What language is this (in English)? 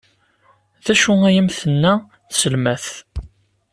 Kabyle